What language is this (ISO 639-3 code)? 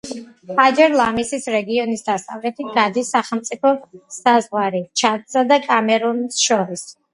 kat